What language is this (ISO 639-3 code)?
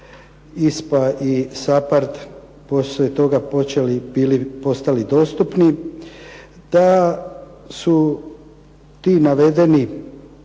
hrv